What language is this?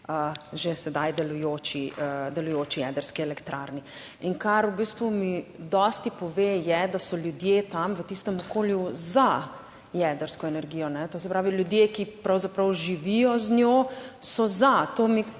Slovenian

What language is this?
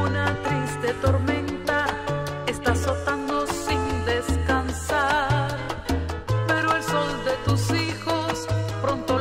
Spanish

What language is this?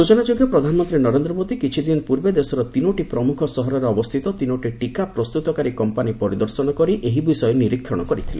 Odia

